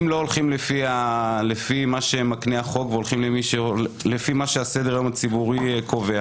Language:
Hebrew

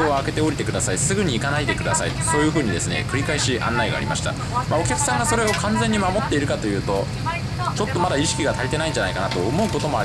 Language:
Japanese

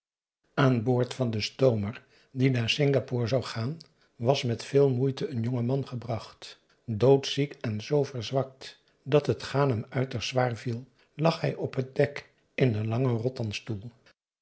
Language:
Dutch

